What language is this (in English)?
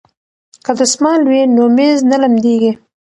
Pashto